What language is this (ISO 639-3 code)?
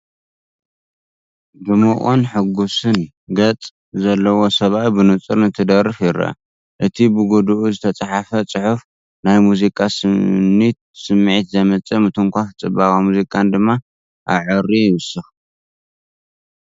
tir